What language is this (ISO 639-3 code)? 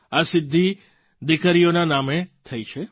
guj